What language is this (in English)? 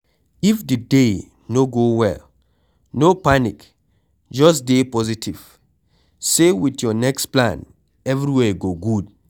Nigerian Pidgin